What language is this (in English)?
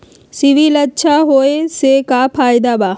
Magahi